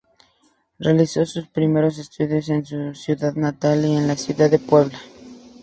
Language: Spanish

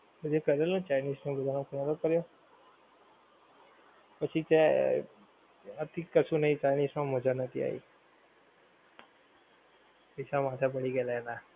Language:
Gujarati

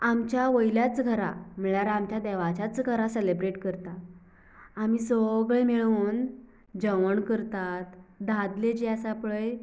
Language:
Konkani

